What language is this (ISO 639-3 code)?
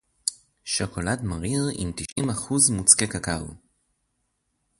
heb